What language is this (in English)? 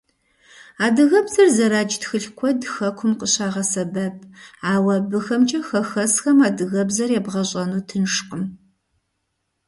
Kabardian